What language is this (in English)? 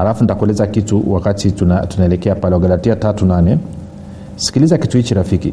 Swahili